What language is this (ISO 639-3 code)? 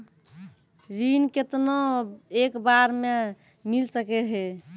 mai